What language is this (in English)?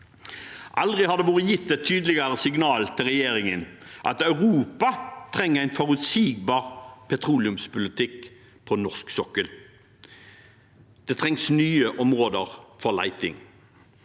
Norwegian